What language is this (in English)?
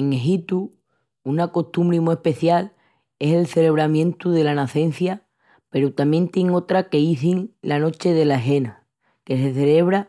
Extremaduran